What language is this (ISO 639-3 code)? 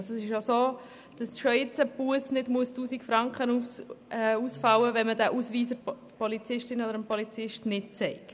gsw